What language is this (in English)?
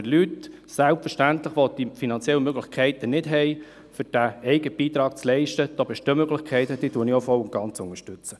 Swiss German